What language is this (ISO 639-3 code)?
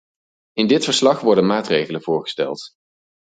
nld